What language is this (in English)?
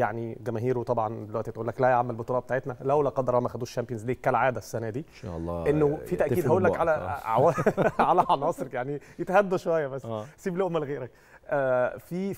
Arabic